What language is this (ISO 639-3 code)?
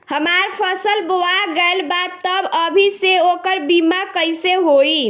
bho